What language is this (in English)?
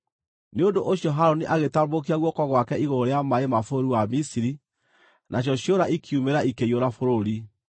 Kikuyu